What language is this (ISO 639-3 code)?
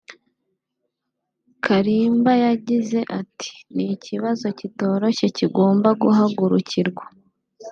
kin